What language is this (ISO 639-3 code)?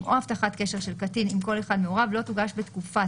heb